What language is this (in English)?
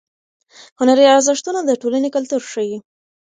Pashto